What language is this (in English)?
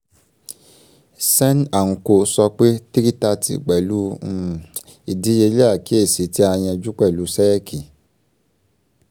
Yoruba